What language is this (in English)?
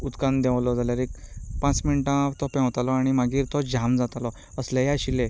Konkani